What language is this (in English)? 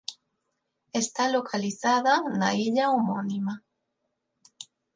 Galician